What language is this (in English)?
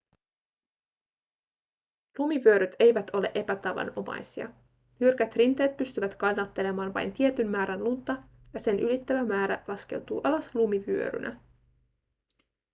Finnish